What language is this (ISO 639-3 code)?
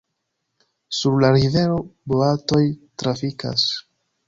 epo